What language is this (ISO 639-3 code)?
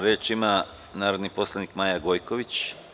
srp